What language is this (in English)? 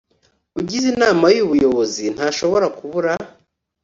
Kinyarwanda